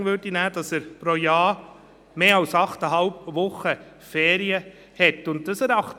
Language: Swiss German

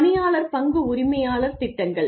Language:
Tamil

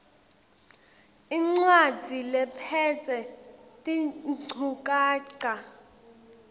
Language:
Swati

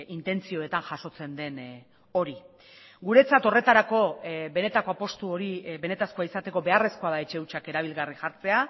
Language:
Basque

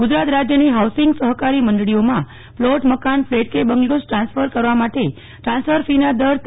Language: Gujarati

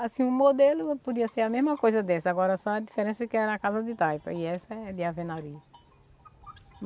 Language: Portuguese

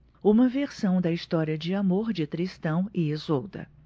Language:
Portuguese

